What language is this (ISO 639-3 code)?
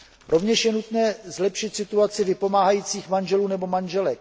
ces